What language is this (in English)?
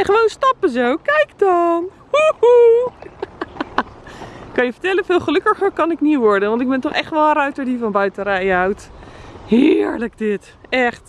Dutch